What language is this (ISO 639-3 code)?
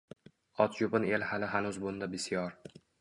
uzb